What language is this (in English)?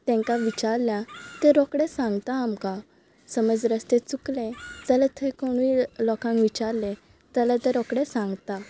Konkani